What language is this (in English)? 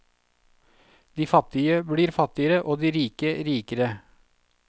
Norwegian